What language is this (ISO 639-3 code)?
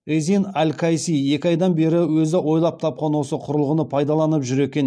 kaz